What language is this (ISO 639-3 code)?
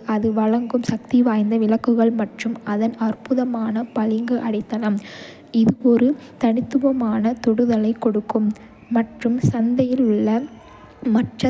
kfe